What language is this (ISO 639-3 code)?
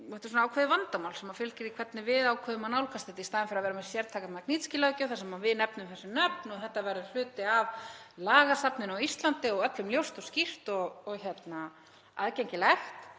isl